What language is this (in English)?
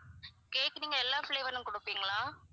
Tamil